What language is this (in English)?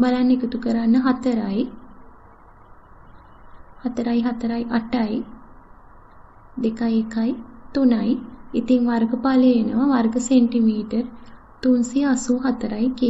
Hindi